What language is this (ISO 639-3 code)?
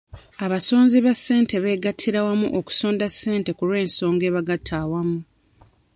lug